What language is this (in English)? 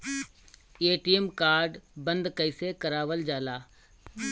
Bhojpuri